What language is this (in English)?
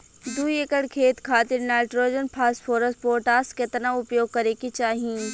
Bhojpuri